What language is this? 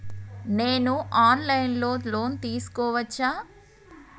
Telugu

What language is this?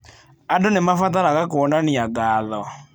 Kikuyu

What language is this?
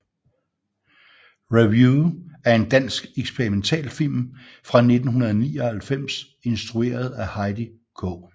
Danish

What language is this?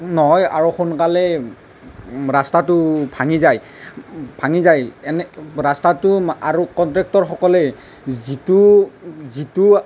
Assamese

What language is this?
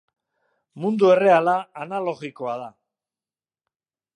Basque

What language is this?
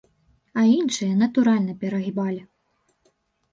Belarusian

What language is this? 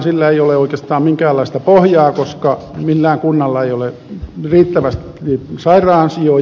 Finnish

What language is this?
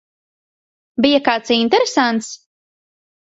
Latvian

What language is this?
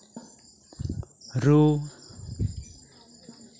Santali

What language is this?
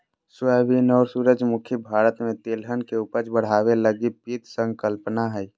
Magahi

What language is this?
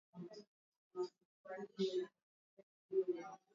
Swahili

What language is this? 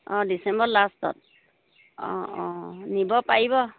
Assamese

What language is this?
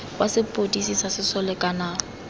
Tswana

